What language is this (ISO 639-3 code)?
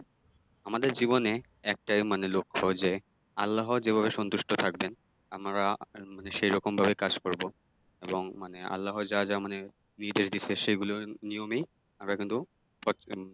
ben